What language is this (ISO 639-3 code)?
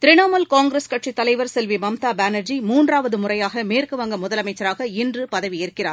tam